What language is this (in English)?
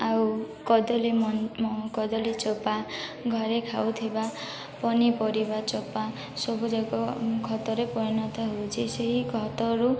Odia